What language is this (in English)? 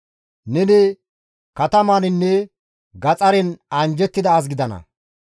Gamo